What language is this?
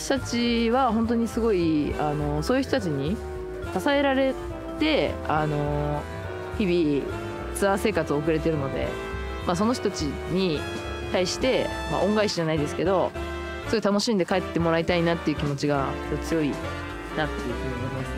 Japanese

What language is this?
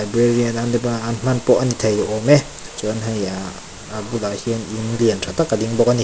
Mizo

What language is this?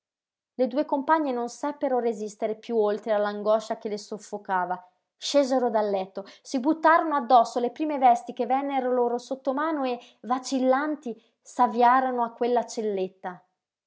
Italian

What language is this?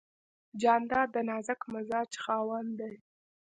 Pashto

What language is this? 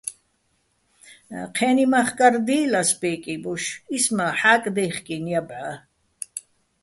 Bats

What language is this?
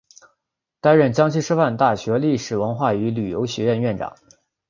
Chinese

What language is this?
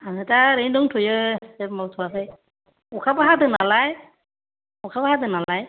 Bodo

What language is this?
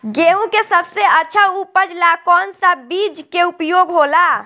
Bhojpuri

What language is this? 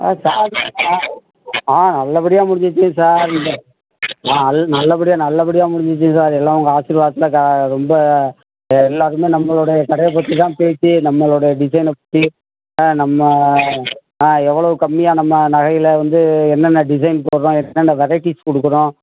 Tamil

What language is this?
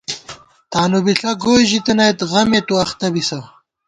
Gawar-Bati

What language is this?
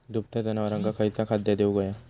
Marathi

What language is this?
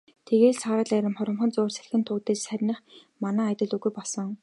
Mongolian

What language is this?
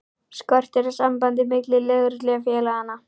Icelandic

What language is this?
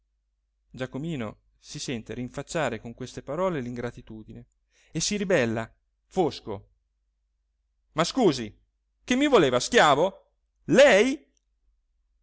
Italian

